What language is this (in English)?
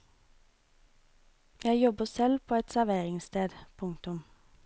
Norwegian